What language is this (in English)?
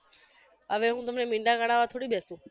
Gujarati